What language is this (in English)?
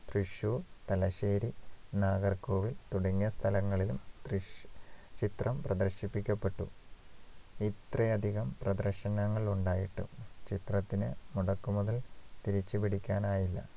Malayalam